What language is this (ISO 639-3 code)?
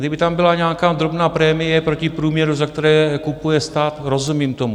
ces